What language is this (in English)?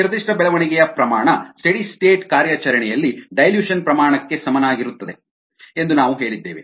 Kannada